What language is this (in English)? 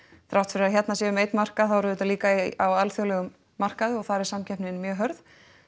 Icelandic